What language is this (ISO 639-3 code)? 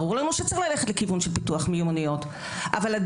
heb